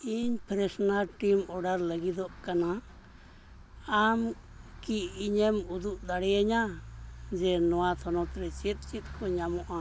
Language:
Santali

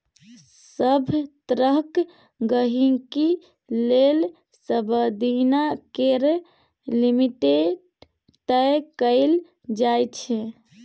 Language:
Maithili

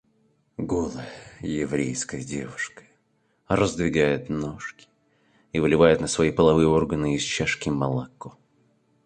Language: Russian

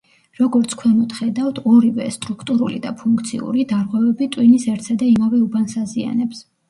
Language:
Georgian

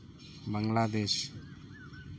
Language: Santali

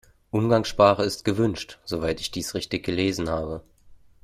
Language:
German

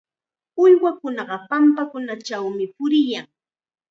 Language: Chiquián Ancash Quechua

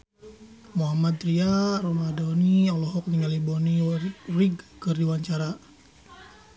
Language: Sundanese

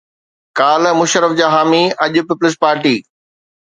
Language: Sindhi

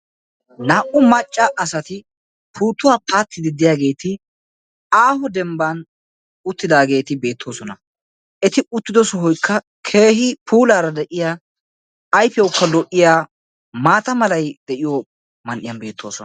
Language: Wolaytta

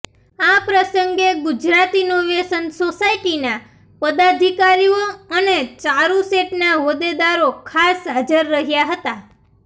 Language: Gujarati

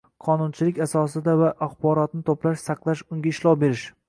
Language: Uzbek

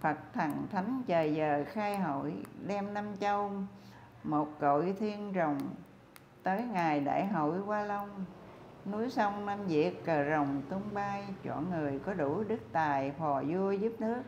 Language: Vietnamese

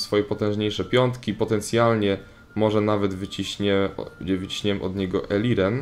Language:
Polish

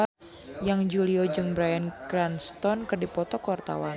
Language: Sundanese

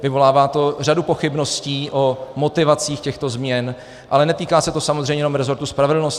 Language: Czech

